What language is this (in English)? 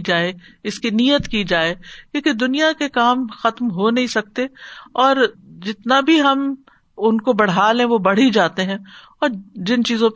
Urdu